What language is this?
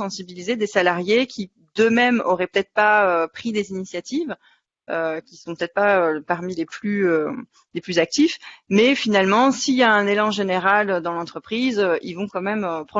French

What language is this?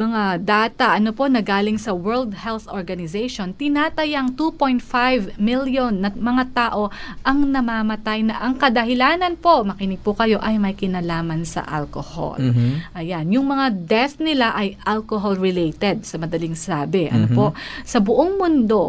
Filipino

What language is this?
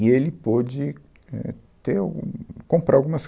Portuguese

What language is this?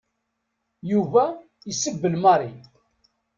Kabyle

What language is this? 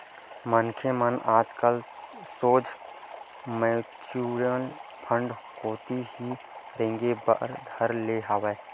Chhattisgarhi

